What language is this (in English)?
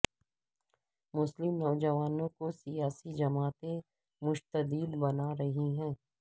Urdu